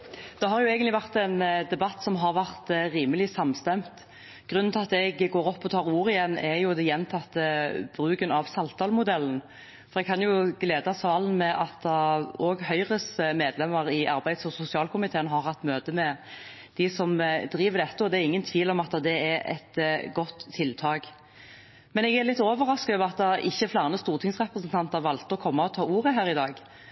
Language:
Norwegian Bokmål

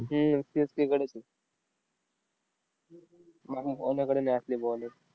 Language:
Marathi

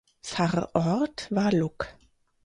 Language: German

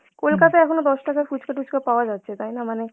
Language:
Bangla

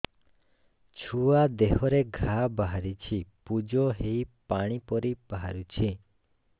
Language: Odia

